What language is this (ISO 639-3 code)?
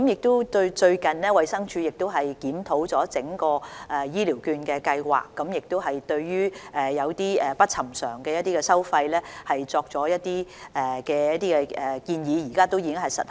yue